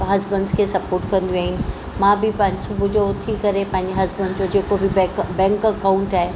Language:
Sindhi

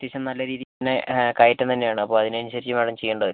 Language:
Malayalam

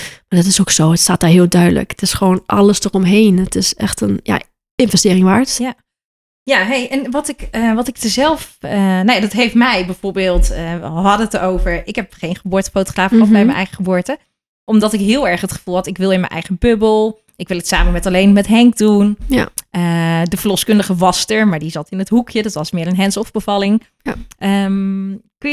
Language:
Dutch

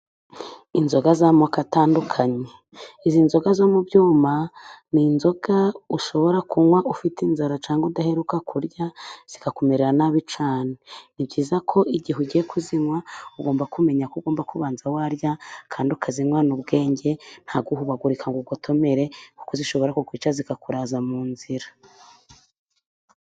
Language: Kinyarwanda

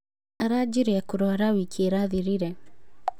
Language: Kikuyu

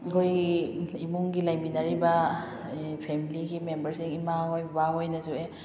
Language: Manipuri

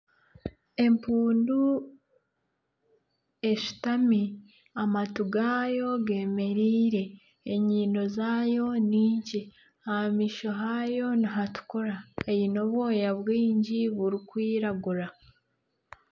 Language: Nyankole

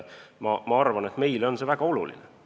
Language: Estonian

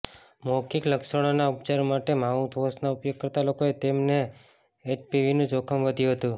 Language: Gujarati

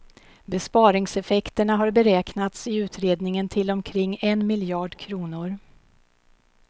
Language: Swedish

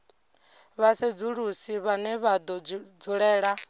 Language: Venda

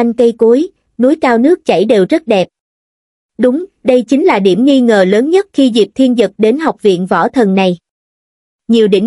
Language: Vietnamese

